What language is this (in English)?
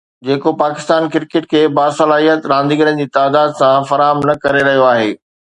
Sindhi